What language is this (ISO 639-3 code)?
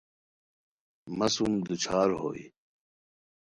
khw